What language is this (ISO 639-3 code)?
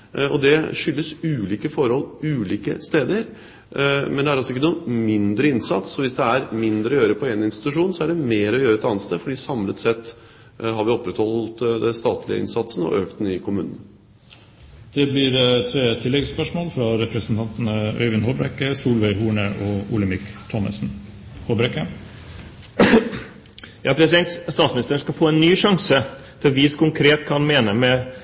nor